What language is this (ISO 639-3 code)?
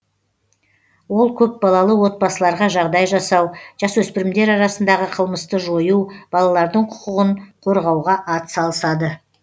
kaz